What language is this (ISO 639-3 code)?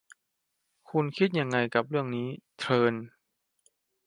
tha